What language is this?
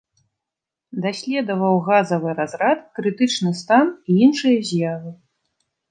Belarusian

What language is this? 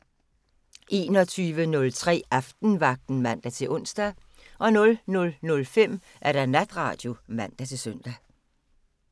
Danish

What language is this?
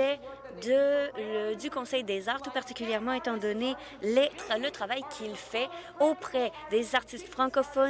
French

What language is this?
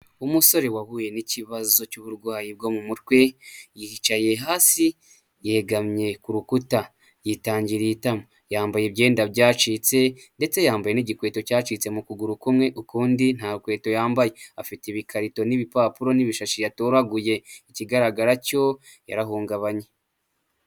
Kinyarwanda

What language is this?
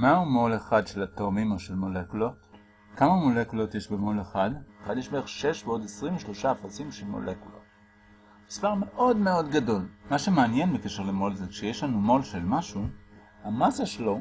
Hebrew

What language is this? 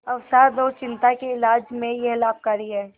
Hindi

